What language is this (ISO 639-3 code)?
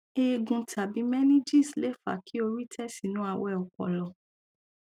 yor